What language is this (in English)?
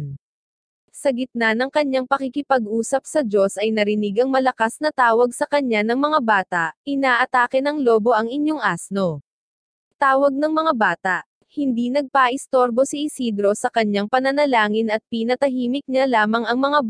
Filipino